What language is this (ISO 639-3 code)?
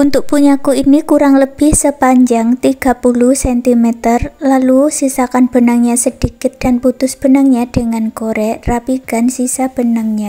ind